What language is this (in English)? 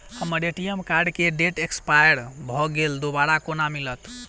Maithili